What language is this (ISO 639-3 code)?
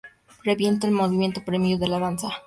spa